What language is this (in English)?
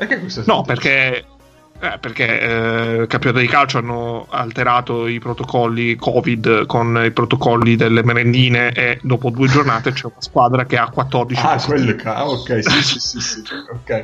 Italian